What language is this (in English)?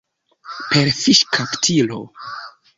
Esperanto